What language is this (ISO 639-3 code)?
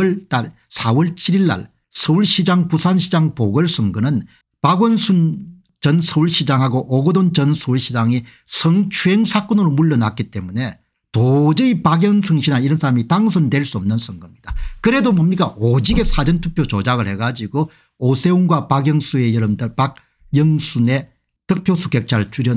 kor